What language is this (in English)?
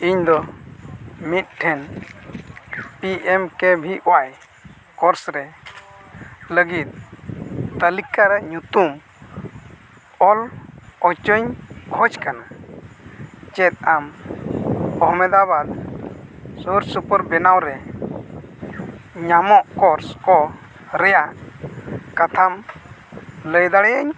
Santali